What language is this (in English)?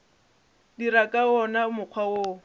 Northern Sotho